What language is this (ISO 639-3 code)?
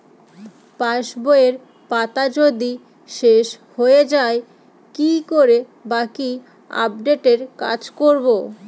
ben